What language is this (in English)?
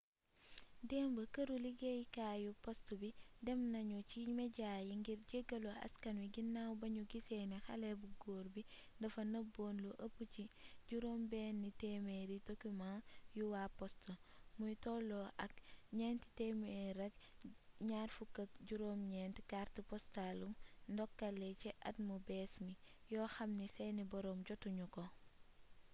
Wolof